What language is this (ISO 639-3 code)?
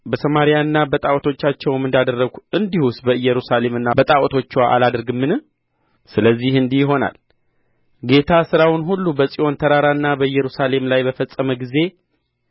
amh